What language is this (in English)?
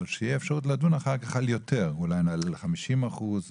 Hebrew